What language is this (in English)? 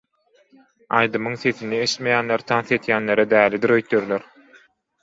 Turkmen